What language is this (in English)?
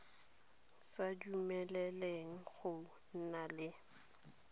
Tswana